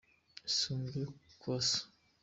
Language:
Kinyarwanda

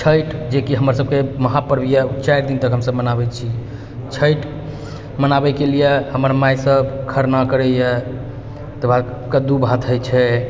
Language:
Maithili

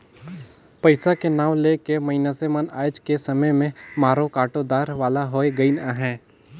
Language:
Chhattisgarhi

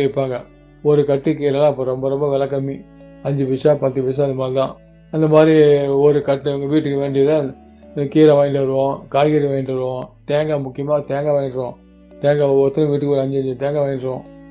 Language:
Tamil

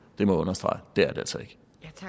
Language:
Danish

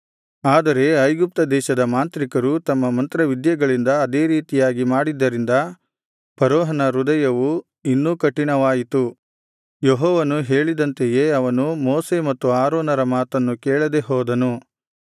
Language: Kannada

